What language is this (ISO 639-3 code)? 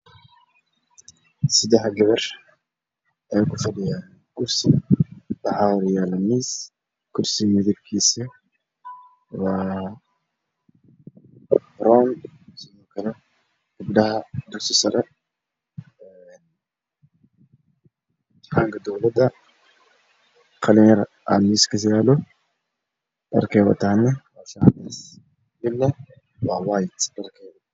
som